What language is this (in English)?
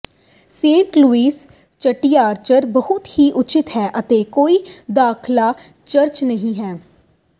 Punjabi